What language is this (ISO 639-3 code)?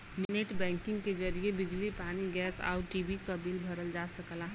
bho